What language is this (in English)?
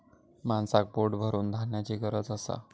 Marathi